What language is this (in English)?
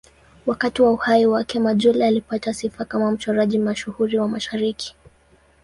Swahili